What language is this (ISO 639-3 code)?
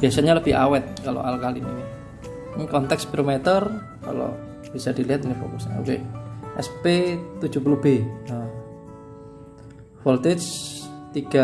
ind